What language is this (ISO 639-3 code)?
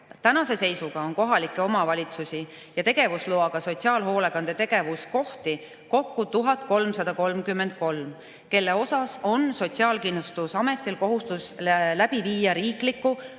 est